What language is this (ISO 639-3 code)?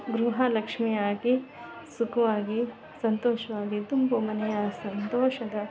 kan